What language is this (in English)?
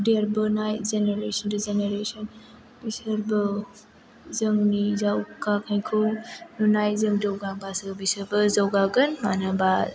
Bodo